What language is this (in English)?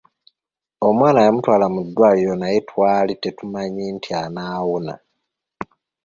Ganda